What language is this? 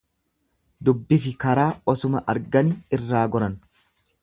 Oromo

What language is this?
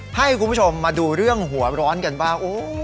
Thai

